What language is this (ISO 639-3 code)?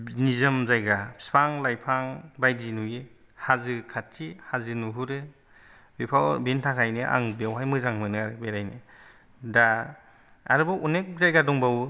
brx